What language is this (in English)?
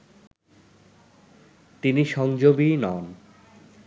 Bangla